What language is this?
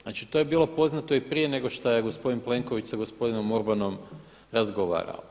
Croatian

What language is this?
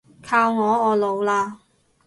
Cantonese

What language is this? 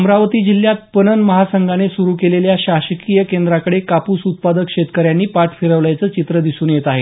Marathi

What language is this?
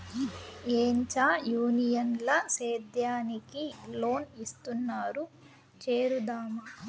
Telugu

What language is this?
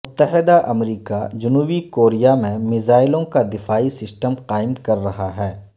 Urdu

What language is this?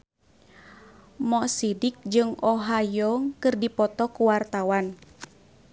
Sundanese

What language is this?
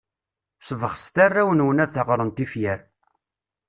Kabyle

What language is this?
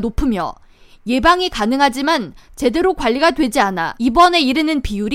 Korean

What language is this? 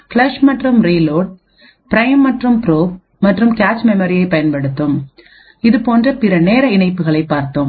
Tamil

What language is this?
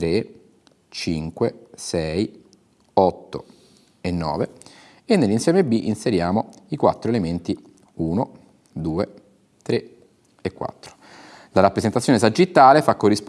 Italian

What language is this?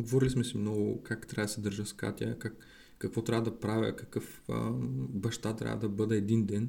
Bulgarian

